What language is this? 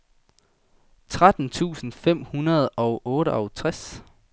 Danish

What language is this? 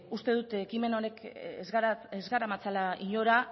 Basque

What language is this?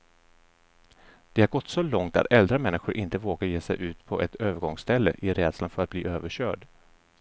Swedish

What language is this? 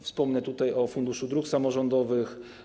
Polish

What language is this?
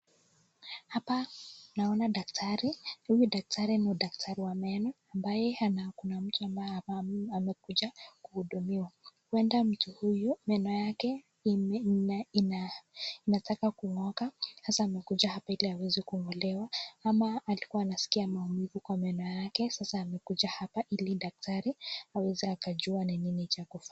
Swahili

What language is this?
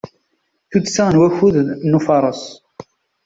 Kabyle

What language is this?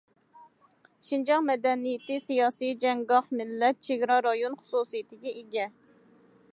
Uyghur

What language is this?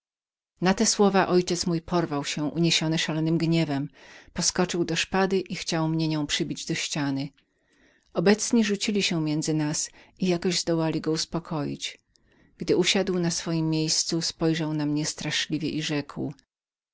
Polish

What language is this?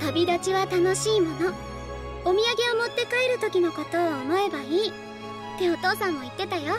Japanese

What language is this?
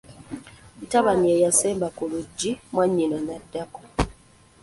Ganda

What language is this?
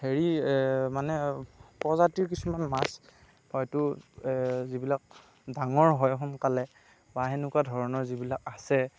Assamese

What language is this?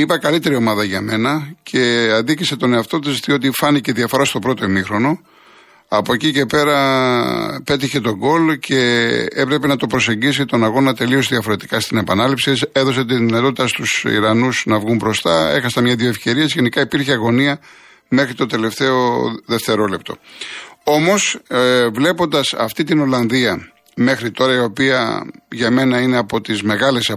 Greek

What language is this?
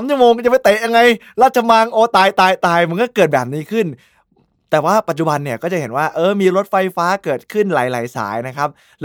Thai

